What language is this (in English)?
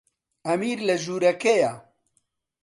Central Kurdish